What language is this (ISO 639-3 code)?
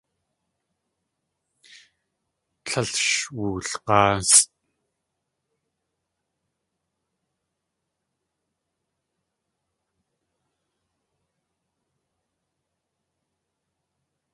tli